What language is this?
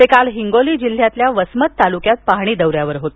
Marathi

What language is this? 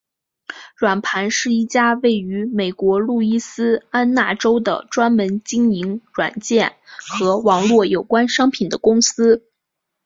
Chinese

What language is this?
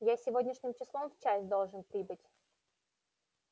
Russian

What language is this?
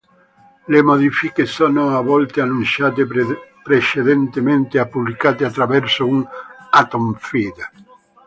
Italian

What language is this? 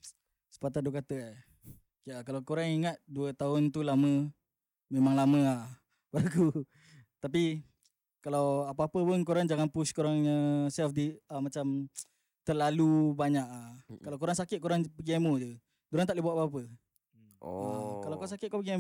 Malay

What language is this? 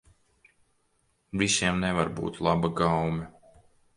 Latvian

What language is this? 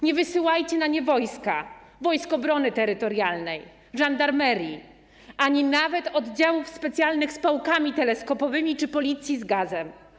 Polish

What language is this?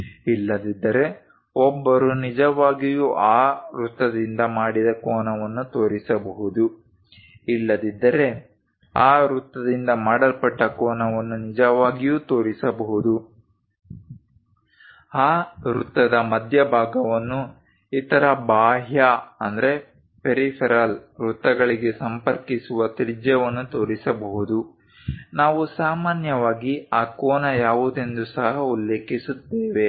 Kannada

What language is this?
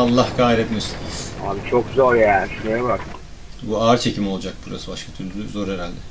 Turkish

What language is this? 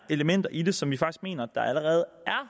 Danish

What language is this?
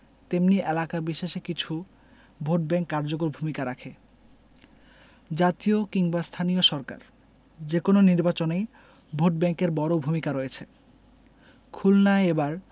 Bangla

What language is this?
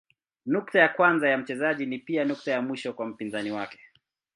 Swahili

